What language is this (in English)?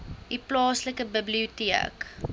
Afrikaans